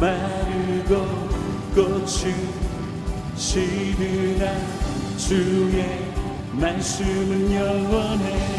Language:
Korean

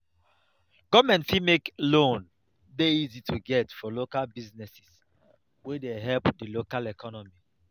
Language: Nigerian Pidgin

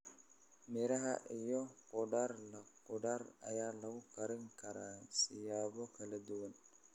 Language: Somali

